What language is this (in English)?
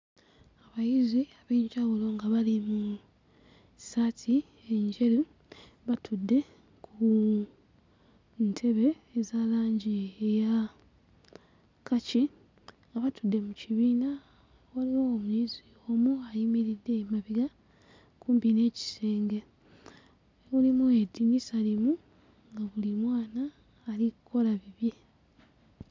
Ganda